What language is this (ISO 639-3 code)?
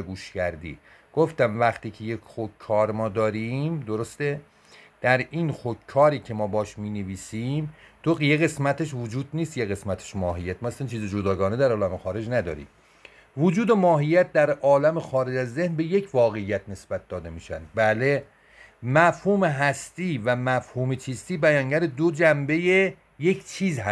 fas